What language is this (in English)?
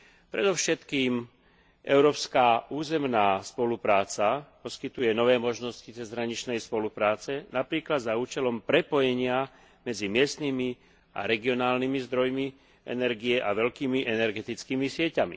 Slovak